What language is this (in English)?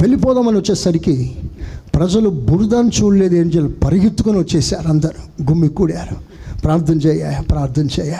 Telugu